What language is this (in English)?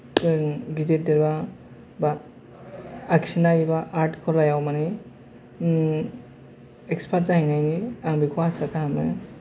Bodo